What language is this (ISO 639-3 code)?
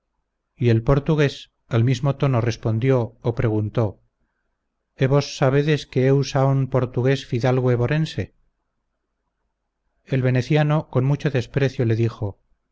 spa